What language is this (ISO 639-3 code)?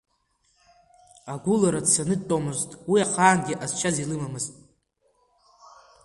abk